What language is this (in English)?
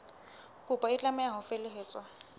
Southern Sotho